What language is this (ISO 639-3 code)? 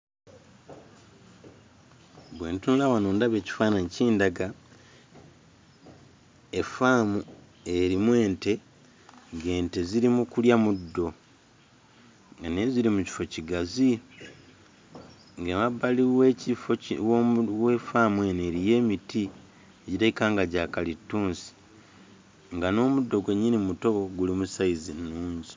lug